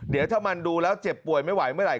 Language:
Thai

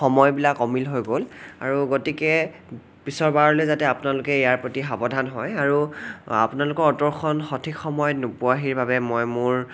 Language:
Assamese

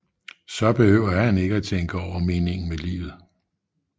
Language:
Danish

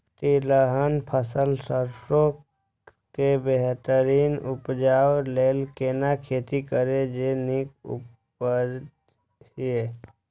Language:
Maithili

